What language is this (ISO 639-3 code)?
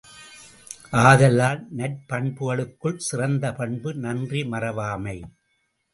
tam